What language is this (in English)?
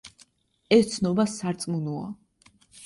Georgian